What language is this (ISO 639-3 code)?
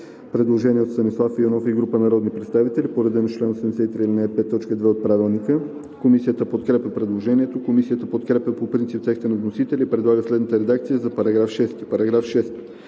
bul